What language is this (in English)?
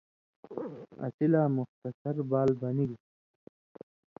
Indus Kohistani